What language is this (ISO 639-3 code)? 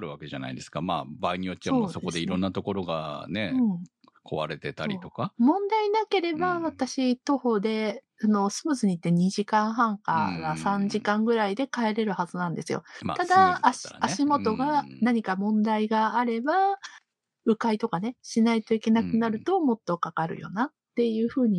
jpn